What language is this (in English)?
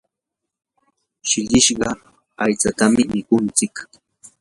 Yanahuanca Pasco Quechua